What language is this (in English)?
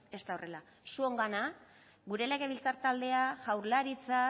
Basque